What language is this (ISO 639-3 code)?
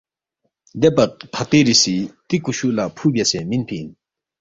bft